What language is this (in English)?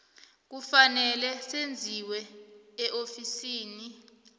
South Ndebele